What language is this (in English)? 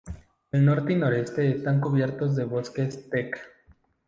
Spanish